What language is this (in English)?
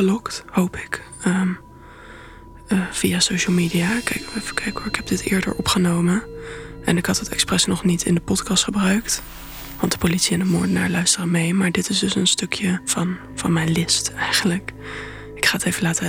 Dutch